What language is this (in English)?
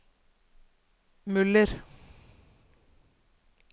Norwegian